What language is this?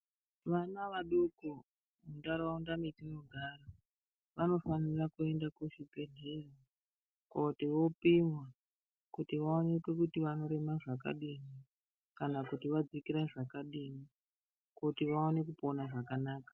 Ndau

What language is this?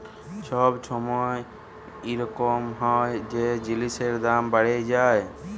Bangla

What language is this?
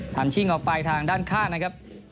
Thai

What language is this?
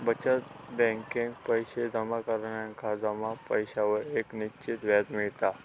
Marathi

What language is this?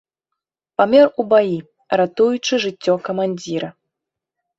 Belarusian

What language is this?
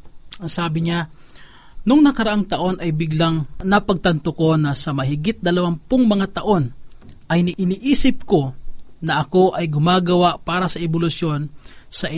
Filipino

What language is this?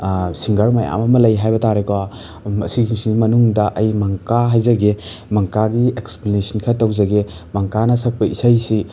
Manipuri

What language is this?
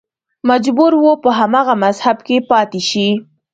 Pashto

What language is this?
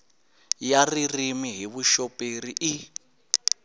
Tsonga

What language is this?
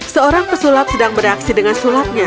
Indonesian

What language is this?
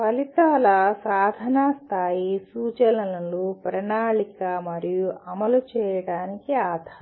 Telugu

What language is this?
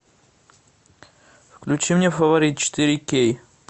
Russian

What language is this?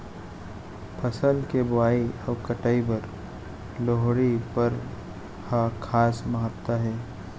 Chhattisgarhi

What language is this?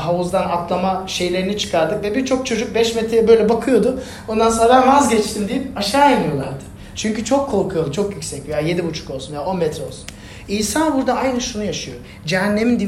Turkish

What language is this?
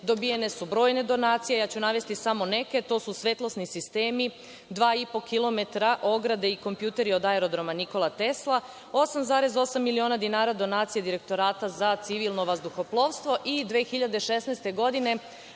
Serbian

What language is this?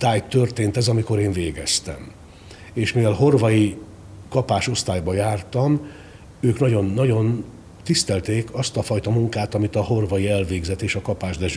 Hungarian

